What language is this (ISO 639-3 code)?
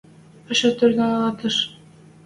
mrj